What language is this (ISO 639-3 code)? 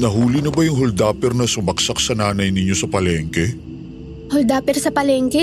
fil